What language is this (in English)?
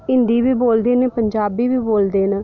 Dogri